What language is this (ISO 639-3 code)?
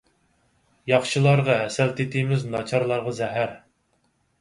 uig